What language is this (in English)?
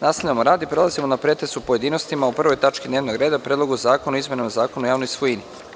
Serbian